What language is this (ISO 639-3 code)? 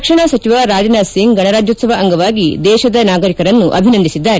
kan